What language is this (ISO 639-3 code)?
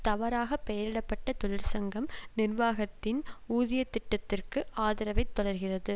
tam